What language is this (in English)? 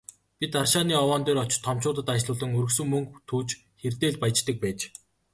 Mongolian